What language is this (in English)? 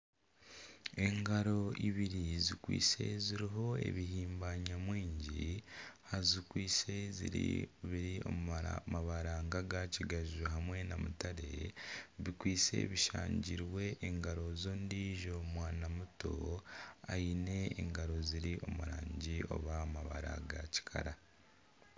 Nyankole